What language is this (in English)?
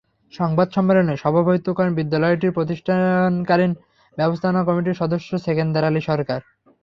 Bangla